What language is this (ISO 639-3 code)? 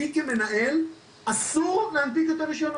heb